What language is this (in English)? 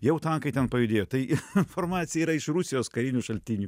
Lithuanian